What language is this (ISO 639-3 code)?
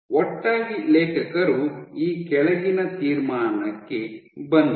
kan